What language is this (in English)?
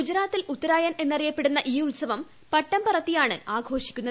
Malayalam